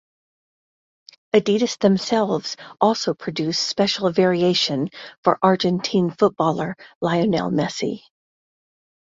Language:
English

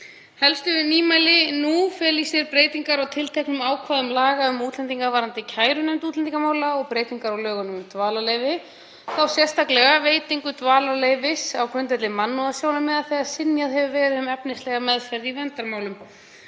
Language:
Icelandic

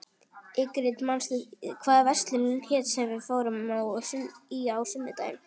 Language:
Icelandic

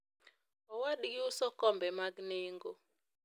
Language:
Luo (Kenya and Tanzania)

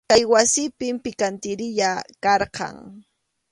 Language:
Arequipa-La Unión Quechua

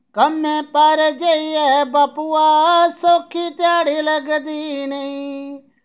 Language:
Dogri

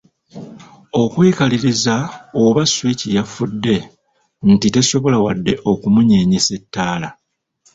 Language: Ganda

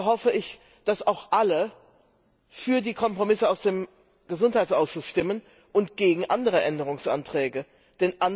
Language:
German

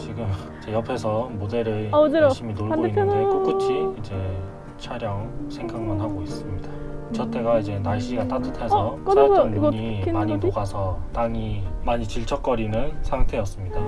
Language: Korean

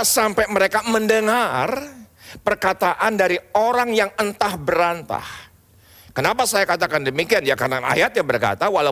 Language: Indonesian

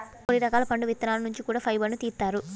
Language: Telugu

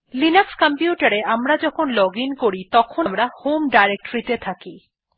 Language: Bangla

